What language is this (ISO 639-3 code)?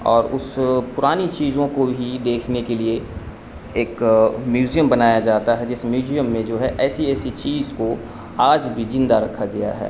urd